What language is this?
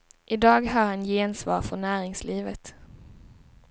Swedish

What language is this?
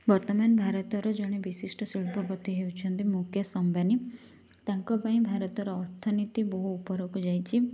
Odia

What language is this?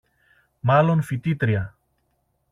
Greek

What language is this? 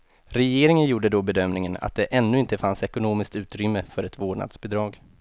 Swedish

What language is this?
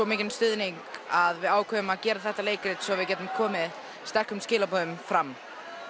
Icelandic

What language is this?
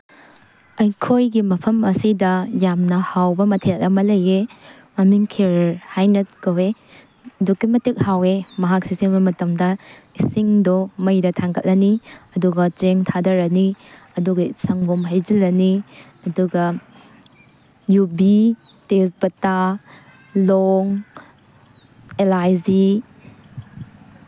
Manipuri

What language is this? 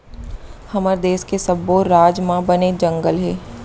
Chhattisgarhi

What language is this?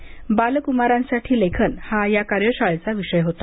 Marathi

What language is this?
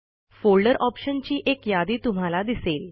Marathi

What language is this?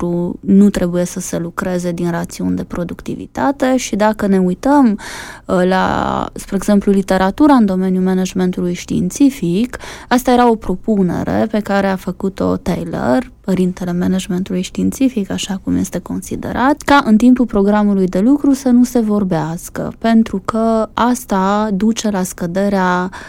Romanian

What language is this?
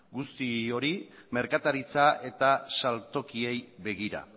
Basque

